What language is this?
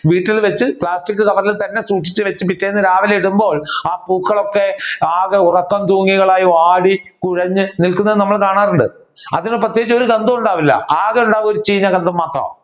Malayalam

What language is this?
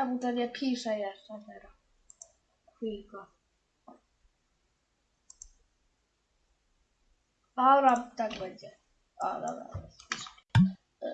Polish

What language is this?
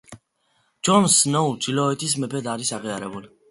Georgian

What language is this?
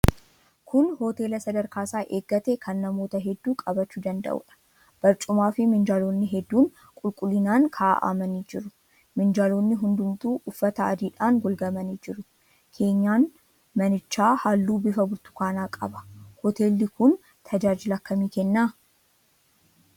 Oromo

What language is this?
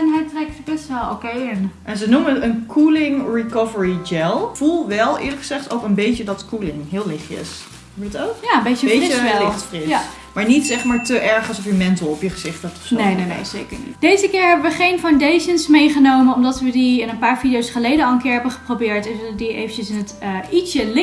Dutch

